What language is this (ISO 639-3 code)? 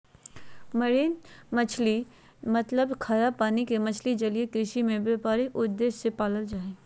mag